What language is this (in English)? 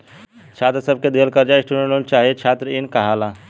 Bhojpuri